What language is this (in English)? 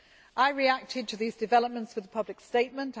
English